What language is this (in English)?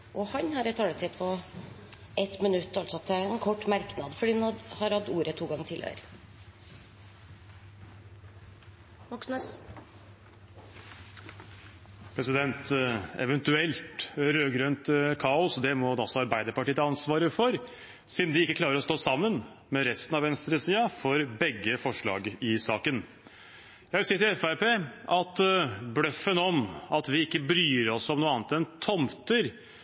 Norwegian Bokmål